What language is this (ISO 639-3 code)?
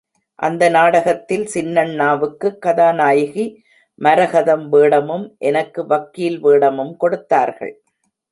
tam